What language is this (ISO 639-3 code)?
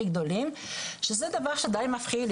heb